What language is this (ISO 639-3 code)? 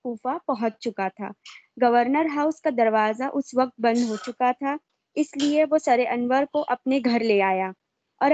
urd